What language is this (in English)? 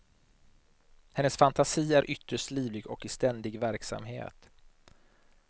Swedish